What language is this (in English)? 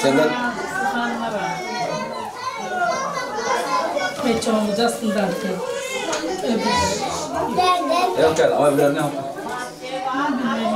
Turkish